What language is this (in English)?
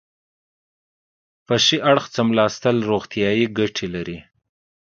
Pashto